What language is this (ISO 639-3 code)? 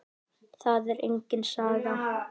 isl